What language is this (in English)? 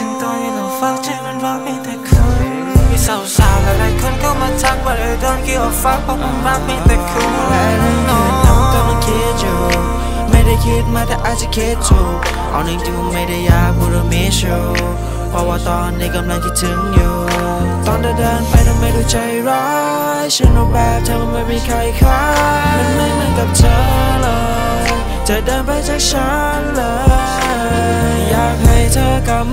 Thai